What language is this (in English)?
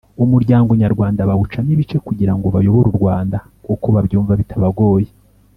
Kinyarwanda